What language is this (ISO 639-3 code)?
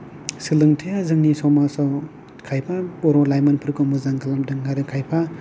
brx